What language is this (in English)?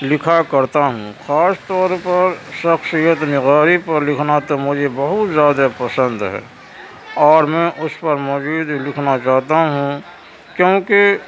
Urdu